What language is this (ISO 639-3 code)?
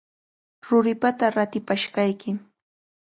qvl